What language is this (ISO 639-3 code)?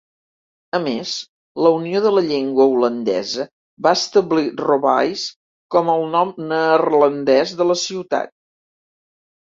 cat